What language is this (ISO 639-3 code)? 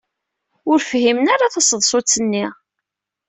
kab